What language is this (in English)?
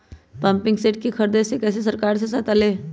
Magahi